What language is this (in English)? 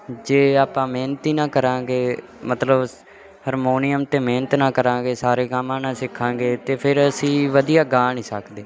Punjabi